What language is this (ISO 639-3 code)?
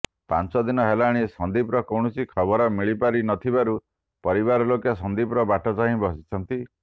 ori